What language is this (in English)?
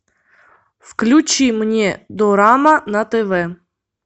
Russian